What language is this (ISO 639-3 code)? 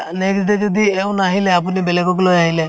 asm